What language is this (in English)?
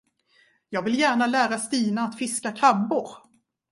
Swedish